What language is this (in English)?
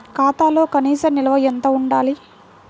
Telugu